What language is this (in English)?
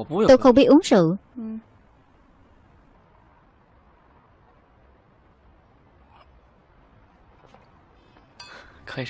Vietnamese